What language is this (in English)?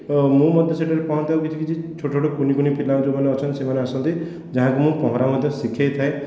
Odia